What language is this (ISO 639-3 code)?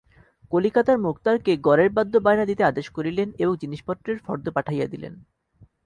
ben